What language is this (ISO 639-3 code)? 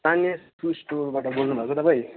nep